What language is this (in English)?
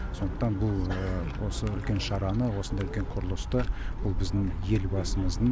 Kazakh